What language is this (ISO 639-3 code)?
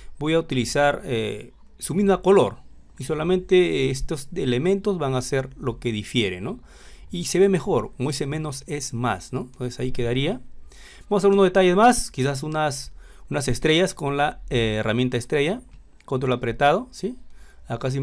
spa